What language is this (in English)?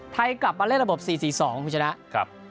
Thai